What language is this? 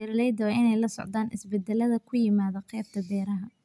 Somali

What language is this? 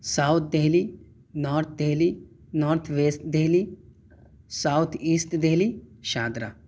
Urdu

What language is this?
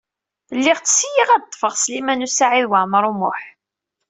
Kabyle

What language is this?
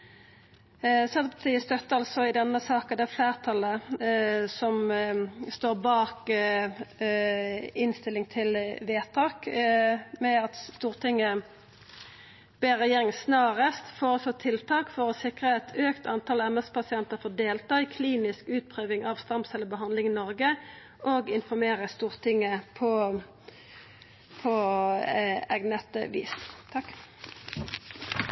Norwegian Nynorsk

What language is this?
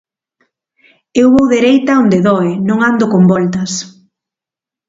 Galician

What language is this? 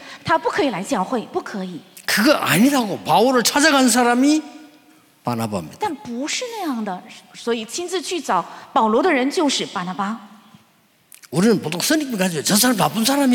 Korean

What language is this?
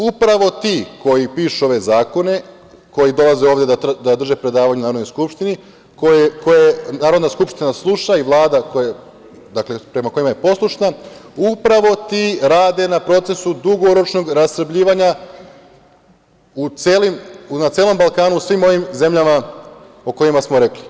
Serbian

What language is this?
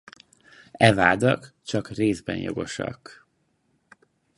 Hungarian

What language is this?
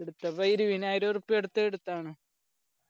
Malayalam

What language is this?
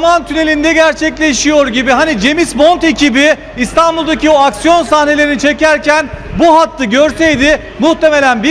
Turkish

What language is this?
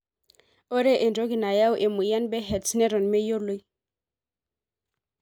Masai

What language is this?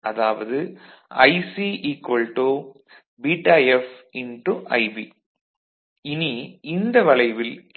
Tamil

